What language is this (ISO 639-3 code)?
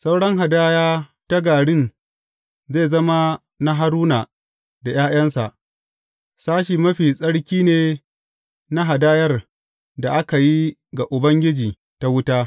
hau